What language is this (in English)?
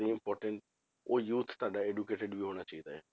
Punjabi